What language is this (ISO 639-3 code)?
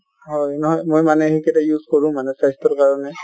asm